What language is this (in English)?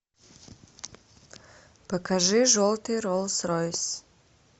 Russian